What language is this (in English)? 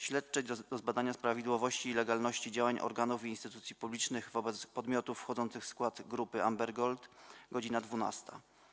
Polish